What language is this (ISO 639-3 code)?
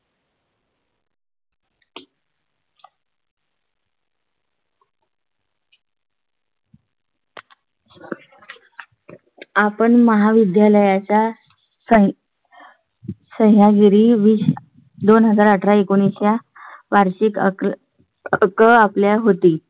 mar